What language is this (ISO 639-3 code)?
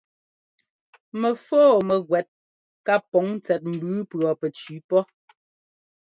jgo